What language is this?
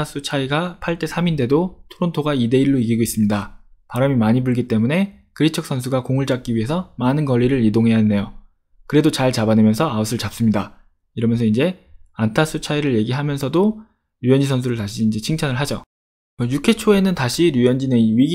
Korean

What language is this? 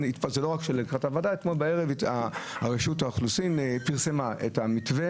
Hebrew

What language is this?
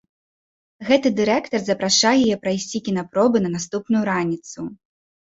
Belarusian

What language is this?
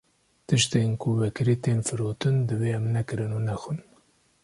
Kurdish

